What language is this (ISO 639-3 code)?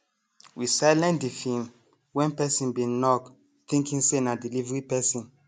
pcm